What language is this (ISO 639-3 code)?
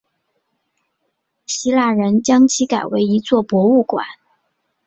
zho